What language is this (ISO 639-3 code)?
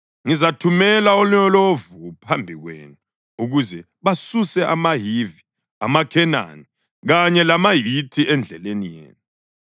nde